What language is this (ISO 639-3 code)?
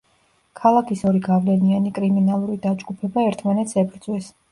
kat